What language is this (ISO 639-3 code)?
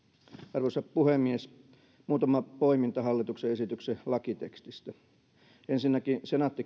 fin